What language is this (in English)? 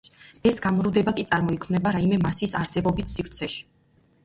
Georgian